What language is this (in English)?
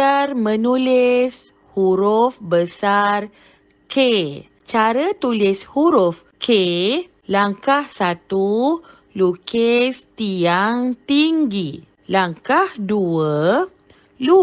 Malay